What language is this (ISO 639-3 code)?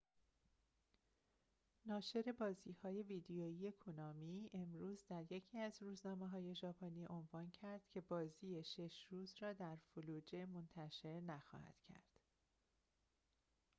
fas